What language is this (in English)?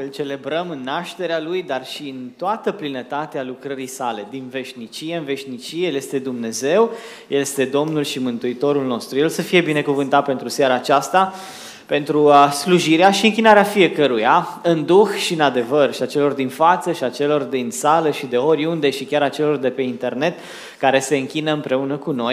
Romanian